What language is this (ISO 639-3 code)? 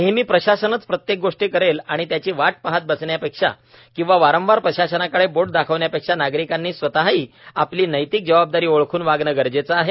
mar